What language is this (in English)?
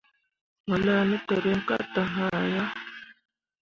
Mundang